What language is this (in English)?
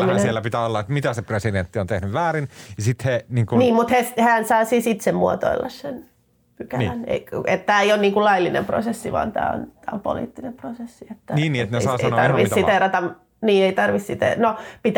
Finnish